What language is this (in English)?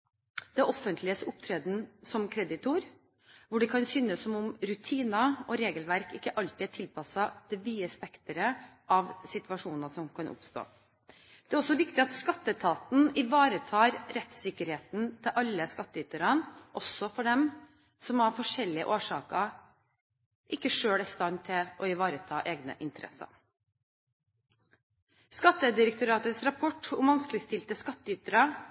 Norwegian Bokmål